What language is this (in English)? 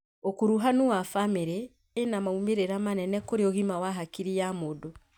Kikuyu